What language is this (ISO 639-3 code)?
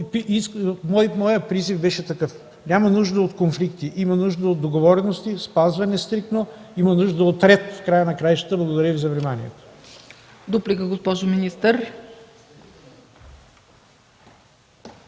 bul